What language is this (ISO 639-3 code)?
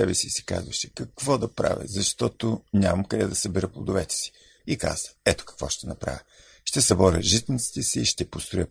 bul